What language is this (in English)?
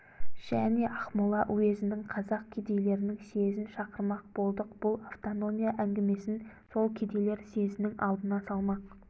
Kazakh